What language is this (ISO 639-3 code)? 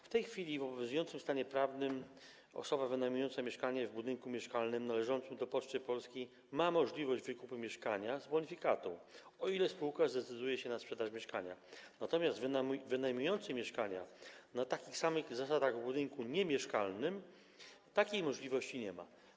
pol